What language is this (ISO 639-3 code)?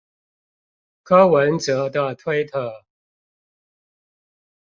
zho